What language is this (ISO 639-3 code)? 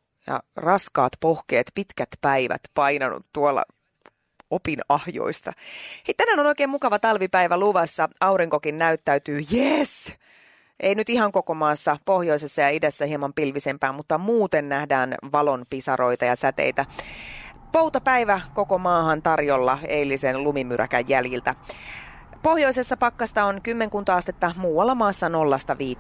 fin